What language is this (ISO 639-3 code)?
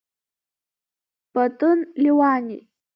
abk